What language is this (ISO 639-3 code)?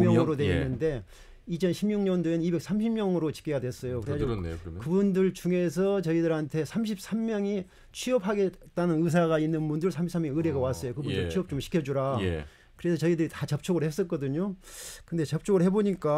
kor